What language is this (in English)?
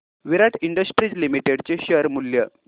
Marathi